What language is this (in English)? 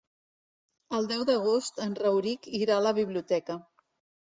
Catalan